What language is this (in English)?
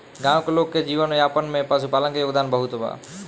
Bhojpuri